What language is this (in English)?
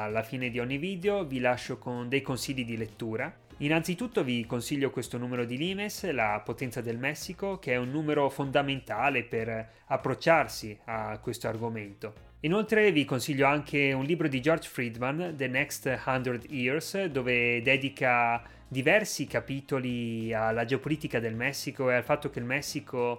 Italian